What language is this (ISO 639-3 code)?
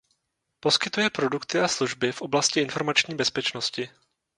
ces